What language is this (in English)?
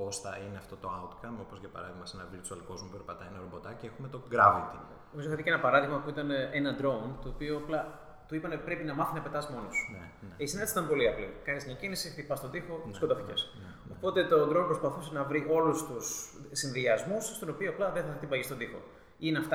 Greek